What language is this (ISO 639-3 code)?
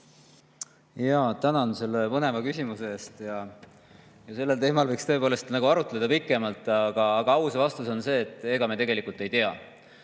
est